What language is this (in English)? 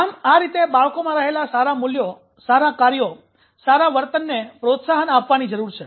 Gujarati